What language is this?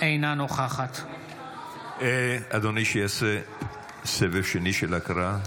Hebrew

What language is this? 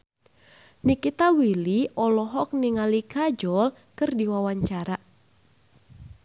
Sundanese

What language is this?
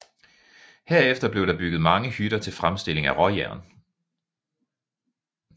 Danish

